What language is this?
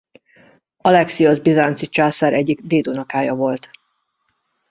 Hungarian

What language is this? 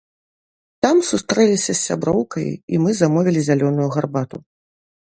Belarusian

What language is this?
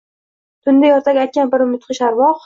Uzbek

